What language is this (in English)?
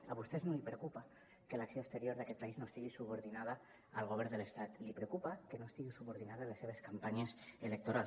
Catalan